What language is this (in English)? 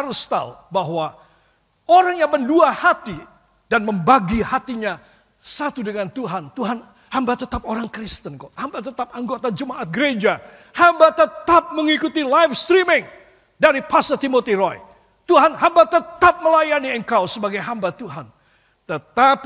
Indonesian